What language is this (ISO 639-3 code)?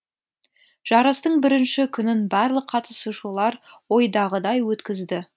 kaz